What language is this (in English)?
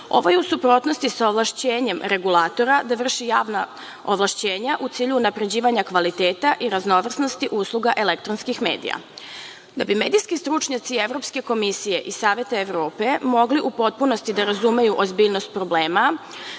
Serbian